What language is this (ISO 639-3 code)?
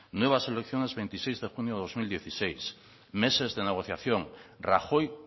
spa